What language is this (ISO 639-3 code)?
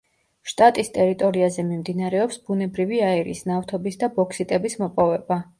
kat